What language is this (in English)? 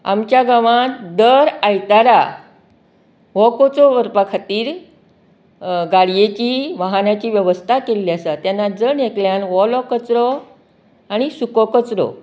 Konkani